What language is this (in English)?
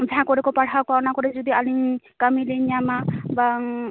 Santali